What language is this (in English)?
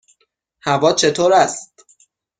Persian